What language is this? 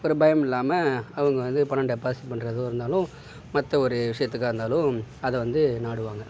Tamil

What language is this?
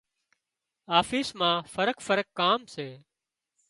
Wadiyara Koli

